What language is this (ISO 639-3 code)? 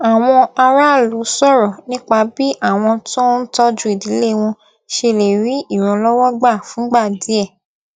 yor